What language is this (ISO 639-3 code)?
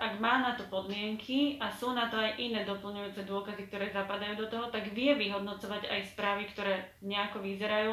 slk